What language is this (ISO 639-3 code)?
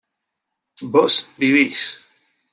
spa